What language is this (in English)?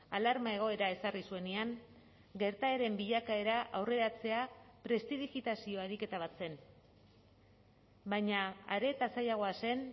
Basque